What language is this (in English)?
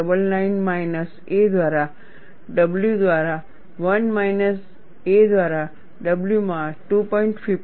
Gujarati